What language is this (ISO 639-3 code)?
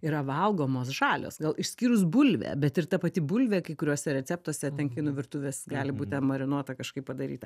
lit